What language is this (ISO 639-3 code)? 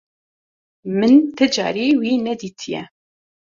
kur